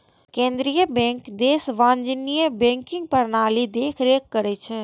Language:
Maithili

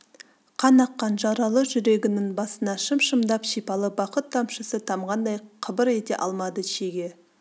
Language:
Kazakh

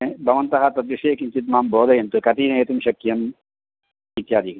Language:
Sanskrit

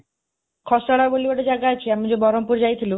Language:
Odia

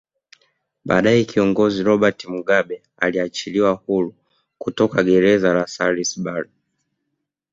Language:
Swahili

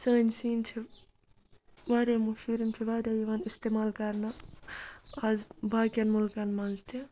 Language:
Kashmiri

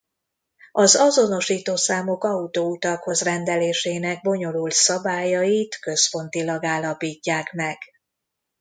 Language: Hungarian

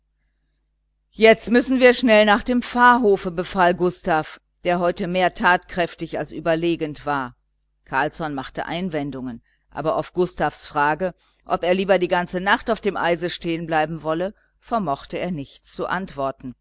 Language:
German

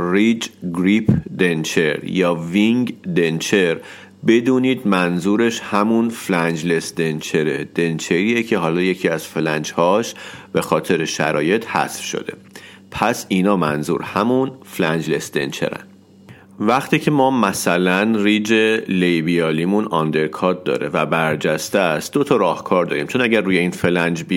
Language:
Persian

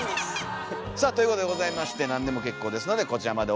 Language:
Japanese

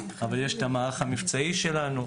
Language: Hebrew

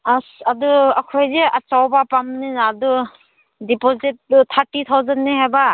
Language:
Manipuri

